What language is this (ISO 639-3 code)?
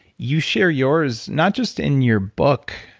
eng